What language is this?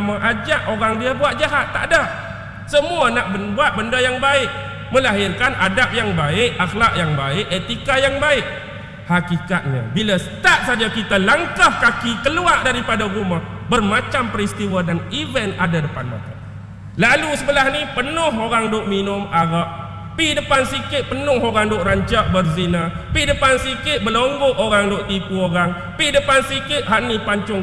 Malay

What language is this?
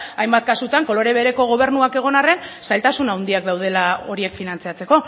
Basque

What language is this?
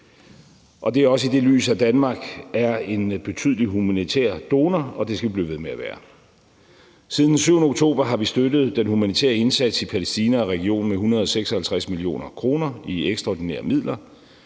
Danish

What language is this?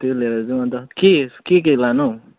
Nepali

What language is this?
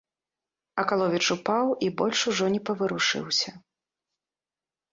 Belarusian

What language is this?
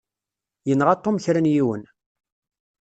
Kabyle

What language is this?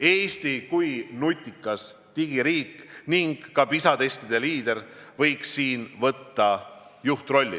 Estonian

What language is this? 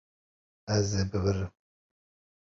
Kurdish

